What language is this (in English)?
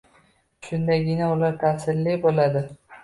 Uzbek